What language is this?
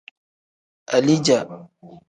Tem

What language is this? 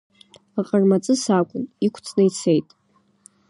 Abkhazian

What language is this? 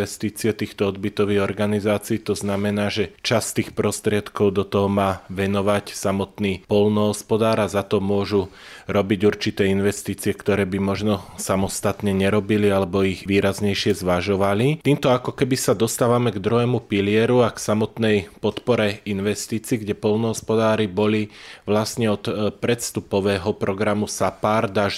Slovak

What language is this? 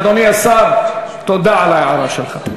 Hebrew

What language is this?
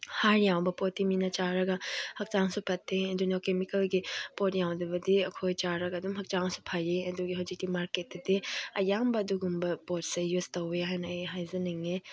Manipuri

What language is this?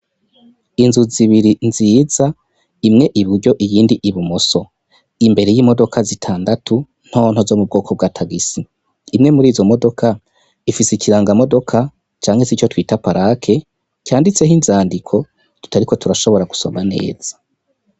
Rundi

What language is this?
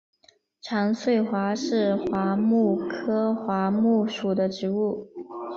Chinese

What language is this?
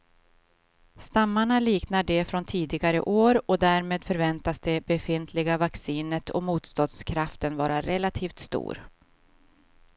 Swedish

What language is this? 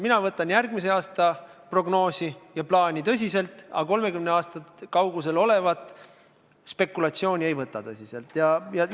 Estonian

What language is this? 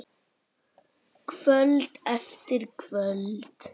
Icelandic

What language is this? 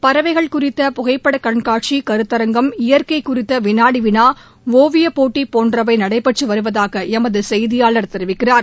Tamil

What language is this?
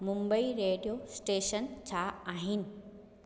Sindhi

